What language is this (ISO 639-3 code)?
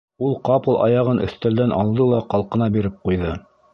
bak